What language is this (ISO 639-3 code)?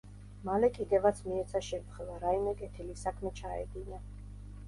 kat